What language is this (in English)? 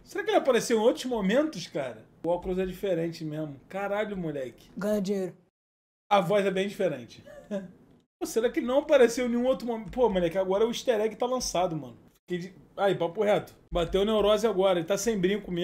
Portuguese